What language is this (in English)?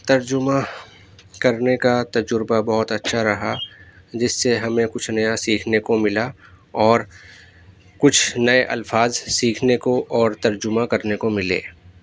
Urdu